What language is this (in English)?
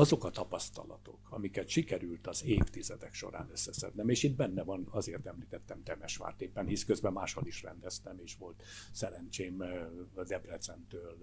Hungarian